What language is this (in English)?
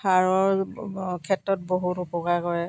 Assamese